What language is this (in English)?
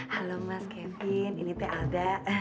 Indonesian